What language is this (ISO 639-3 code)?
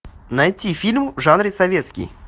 rus